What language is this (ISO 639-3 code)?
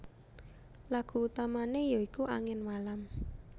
jav